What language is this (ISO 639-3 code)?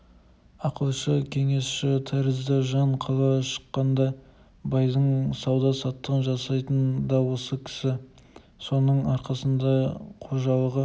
kaz